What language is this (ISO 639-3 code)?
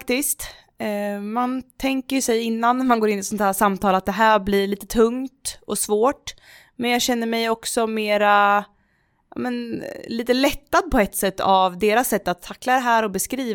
swe